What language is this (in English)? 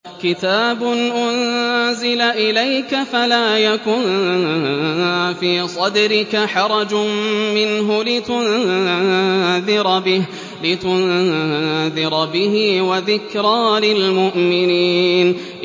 Arabic